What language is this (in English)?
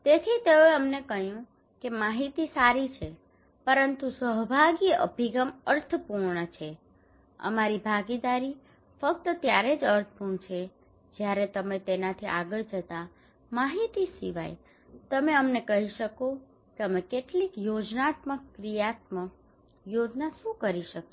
Gujarati